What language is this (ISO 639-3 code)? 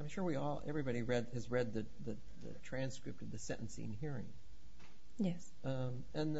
eng